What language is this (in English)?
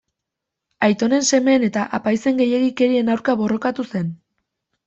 Basque